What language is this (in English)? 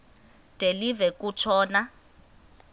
Xhosa